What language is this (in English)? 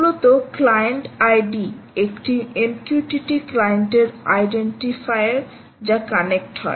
Bangla